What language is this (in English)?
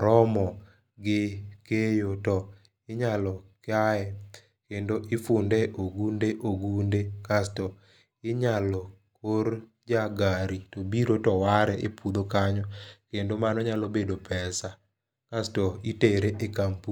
Luo (Kenya and Tanzania)